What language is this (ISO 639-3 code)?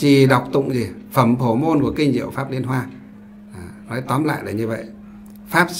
vie